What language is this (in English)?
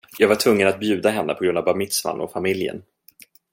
Swedish